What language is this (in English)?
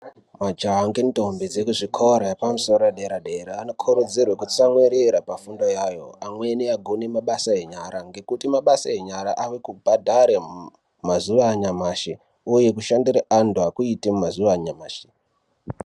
Ndau